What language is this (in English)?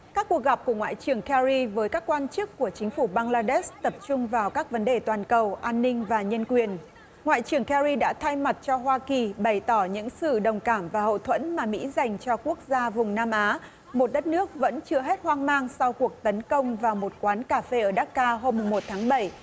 Vietnamese